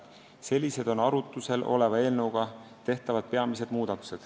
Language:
Estonian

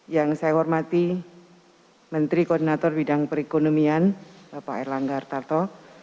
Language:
Indonesian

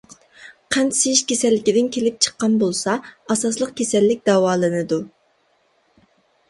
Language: Uyghur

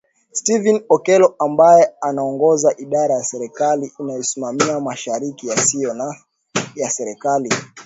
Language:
Swahili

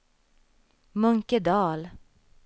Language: Swedish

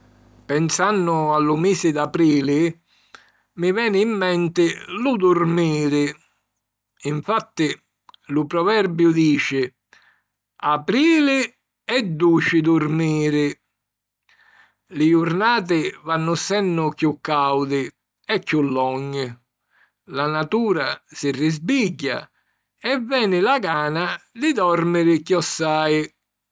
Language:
Sicilian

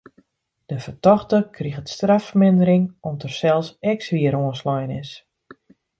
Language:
Western Frisian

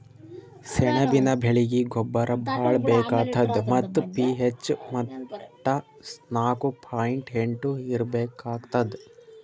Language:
Kannada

